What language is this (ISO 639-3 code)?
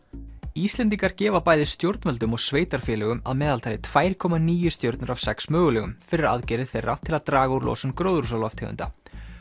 isl